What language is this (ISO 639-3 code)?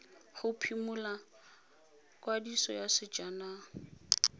tsn